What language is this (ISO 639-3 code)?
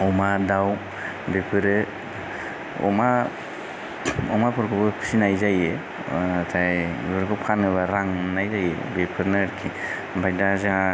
brx